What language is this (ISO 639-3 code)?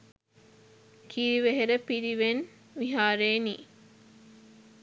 sin